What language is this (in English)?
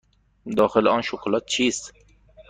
Persian